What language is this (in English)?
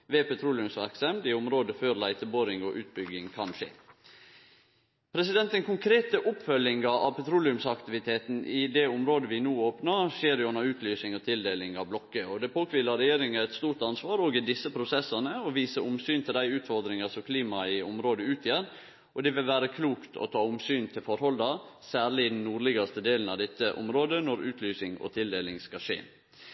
Norwegian Nynorsk